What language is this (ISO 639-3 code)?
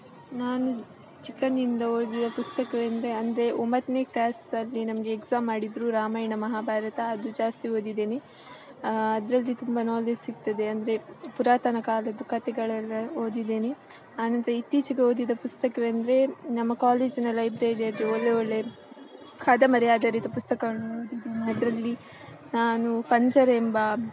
kan